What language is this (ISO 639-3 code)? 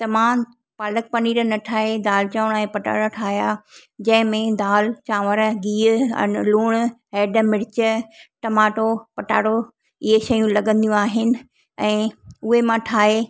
snd